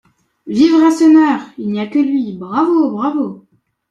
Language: French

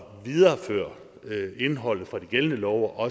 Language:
Danish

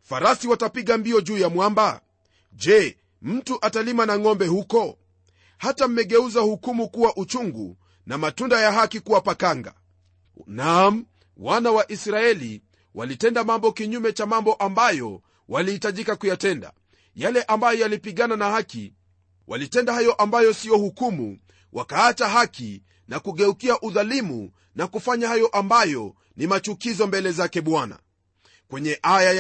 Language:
Swahili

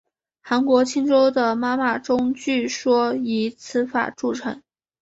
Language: Chinese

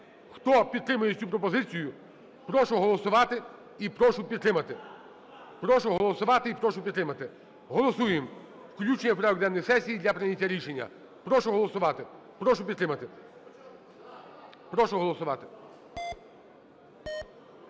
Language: Ukrainian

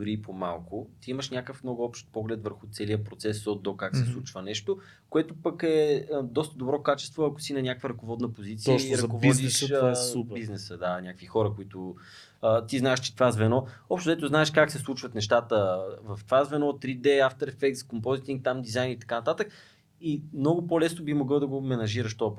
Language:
Bulgarian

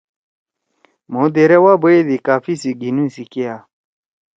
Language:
Torwali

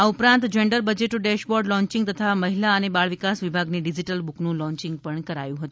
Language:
Gujarati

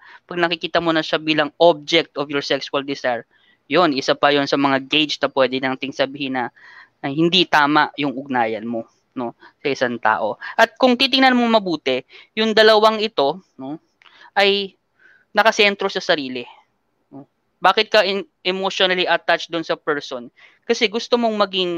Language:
Filipino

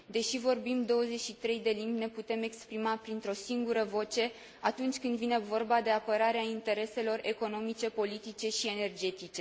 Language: Romanian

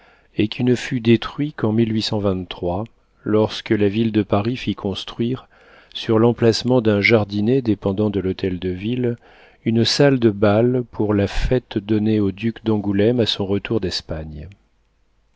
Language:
French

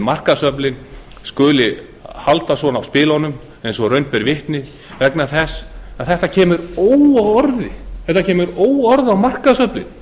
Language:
Icelandic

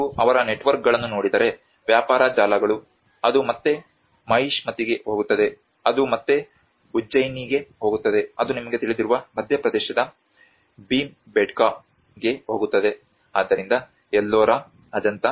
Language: Kannada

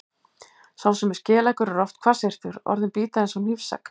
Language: Icelandic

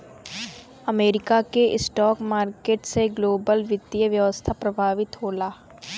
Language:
Bhojpuri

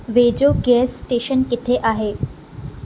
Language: Sindhi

